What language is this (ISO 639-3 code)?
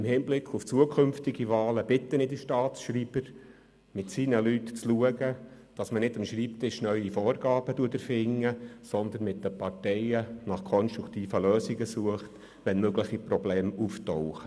gsw